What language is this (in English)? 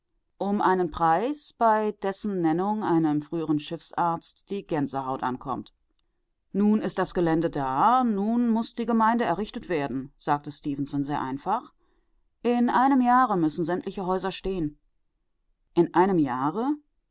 German